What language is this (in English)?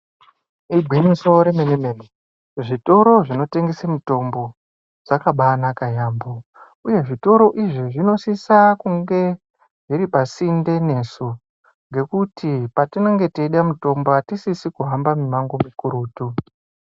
Ndau